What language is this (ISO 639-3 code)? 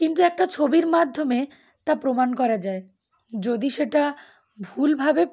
ben